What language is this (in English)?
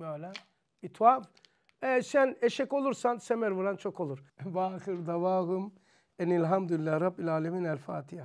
Turkish